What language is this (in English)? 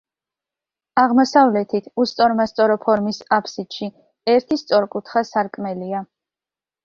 Georgian